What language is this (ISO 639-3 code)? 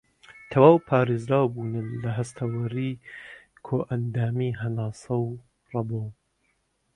ckb